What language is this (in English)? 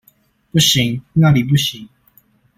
Chinese